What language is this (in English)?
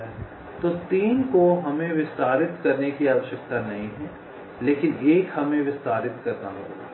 Hindi